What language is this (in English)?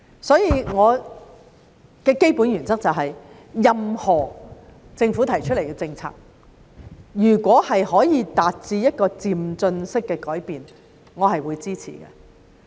Cantonese